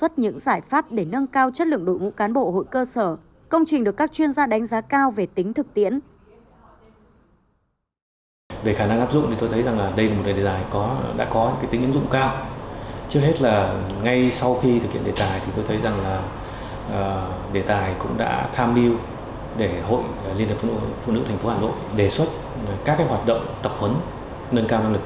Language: Vietnamese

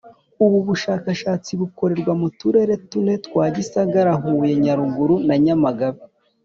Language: Kinyarwanda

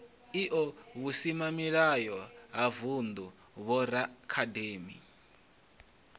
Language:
Venda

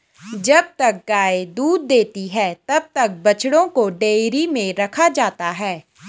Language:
Hindi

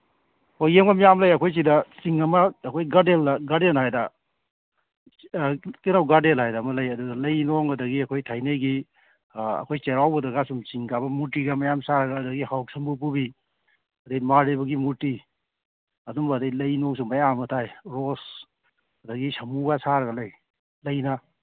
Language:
Manipuri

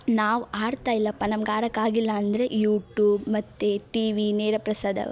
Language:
Kannada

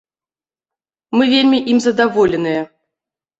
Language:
Belarusian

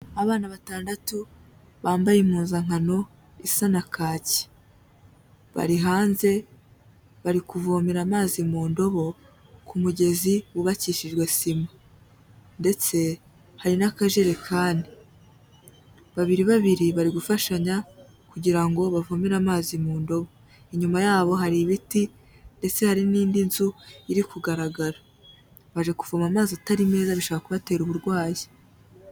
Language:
Kinyarwanda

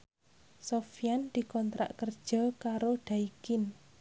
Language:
Javanese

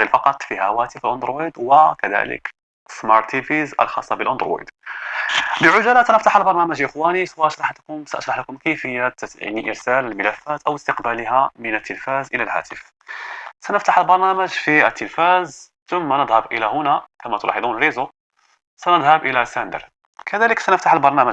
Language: Arabic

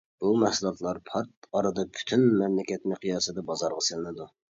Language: Uyghur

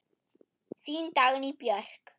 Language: Icelandic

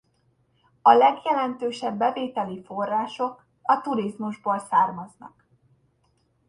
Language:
Hungarian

